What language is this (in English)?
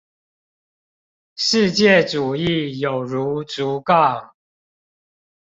Chinese